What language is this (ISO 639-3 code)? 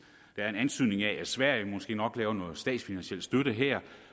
dan